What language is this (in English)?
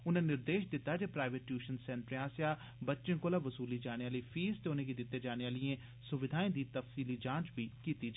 Dogri